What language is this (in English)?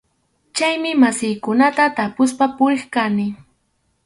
Arequipa-La Unión Quechua